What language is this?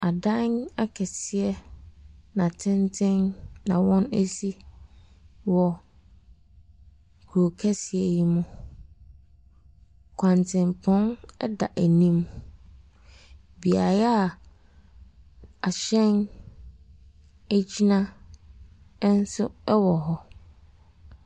Akan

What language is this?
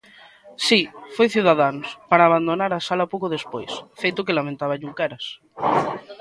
Galician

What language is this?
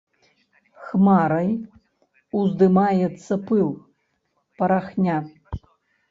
Belarusian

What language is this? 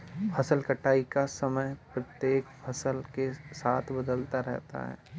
Hindi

